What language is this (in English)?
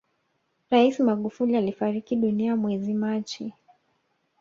Swahili